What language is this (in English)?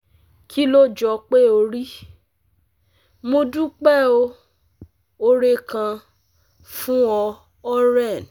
Yoruba